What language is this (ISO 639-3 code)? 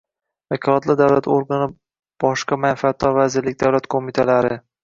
uzb